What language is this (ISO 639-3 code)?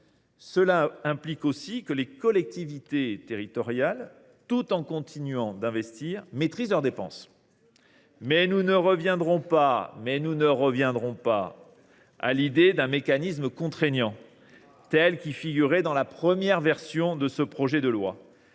fra